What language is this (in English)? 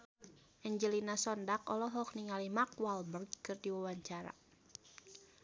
Sundanese